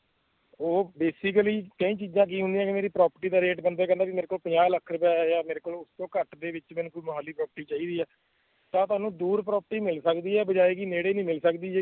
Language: Punjabi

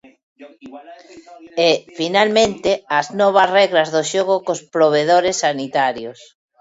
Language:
Galician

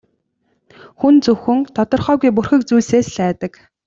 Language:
Mongolian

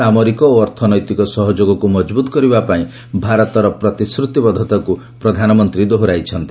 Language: Odia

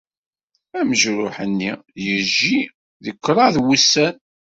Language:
Kabyle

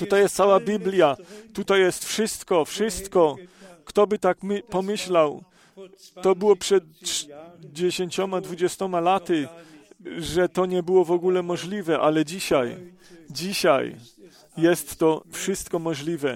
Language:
Polish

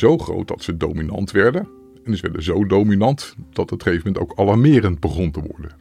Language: Dutch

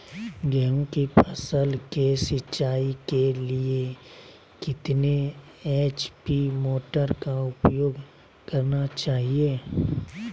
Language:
Magahi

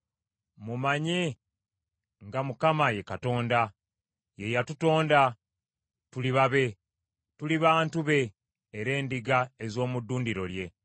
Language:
Ganda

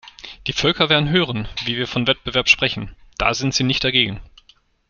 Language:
German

